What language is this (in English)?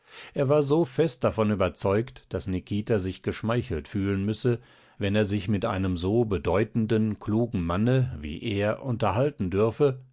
German